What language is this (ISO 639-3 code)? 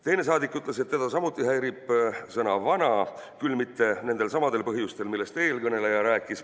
est